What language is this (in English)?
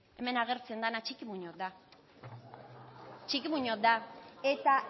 Basque